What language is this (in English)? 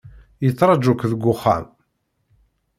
Kabyle